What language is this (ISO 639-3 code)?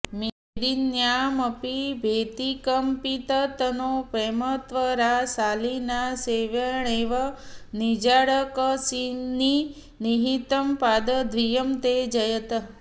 san